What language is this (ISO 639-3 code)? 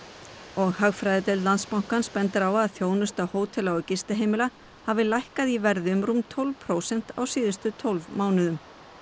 isl